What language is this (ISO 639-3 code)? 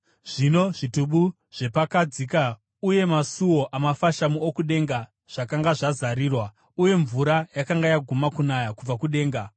sna